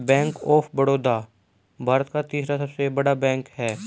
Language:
Hindi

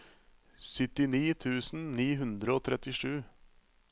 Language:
Norwegian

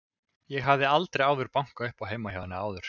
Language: Icelandic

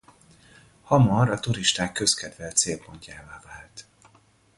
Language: Hungarian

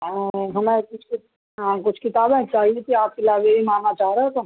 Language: Urdu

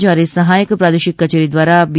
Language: Gujarati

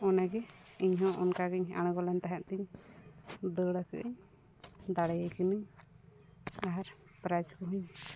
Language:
Santali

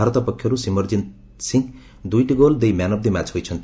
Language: Odia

